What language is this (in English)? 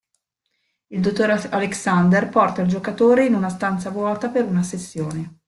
Italian